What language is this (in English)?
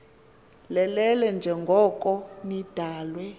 Xhosa